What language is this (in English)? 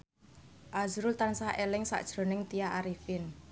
Javanese